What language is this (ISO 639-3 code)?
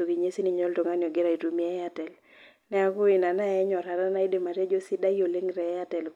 mas